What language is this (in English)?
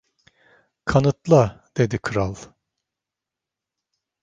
Turkish